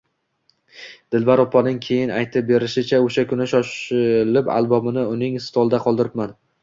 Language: Uzbek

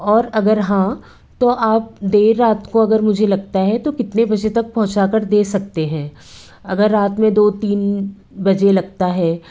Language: Hindi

